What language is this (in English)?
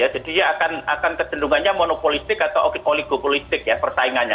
Indonesian